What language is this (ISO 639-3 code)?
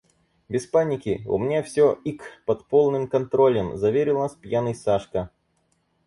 rus